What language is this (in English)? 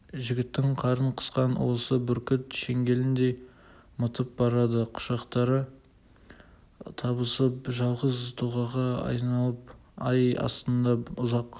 Kazakh